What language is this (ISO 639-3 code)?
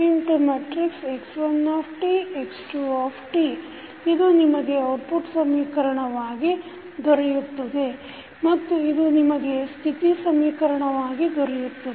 kan